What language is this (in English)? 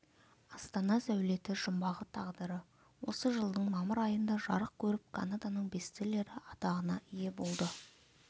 Kazakh